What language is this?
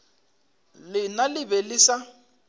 Northern Sotho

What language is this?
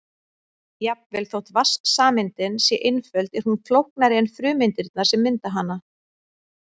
Icelandic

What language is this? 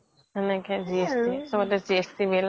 Assamese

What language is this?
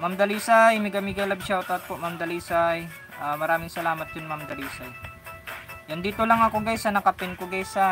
Filipino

